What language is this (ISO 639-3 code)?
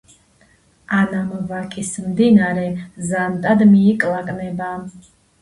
kat